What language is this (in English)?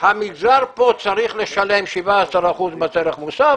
Hebrew